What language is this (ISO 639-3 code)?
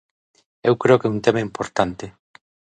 glg